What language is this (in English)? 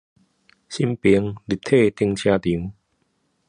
Chinese